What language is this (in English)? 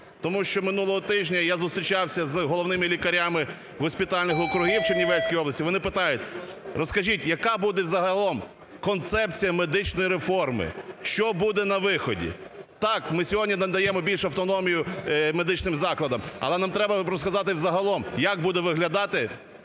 Ukrainian